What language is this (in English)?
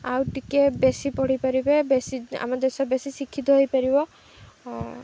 Odia